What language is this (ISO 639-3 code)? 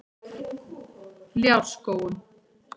isl